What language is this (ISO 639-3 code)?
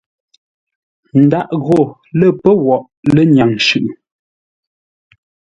nla